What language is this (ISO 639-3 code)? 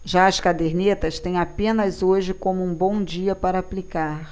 por